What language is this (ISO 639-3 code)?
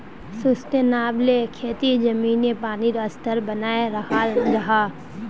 mag